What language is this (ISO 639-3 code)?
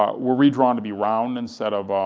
eng